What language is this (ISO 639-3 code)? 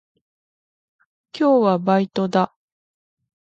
jpn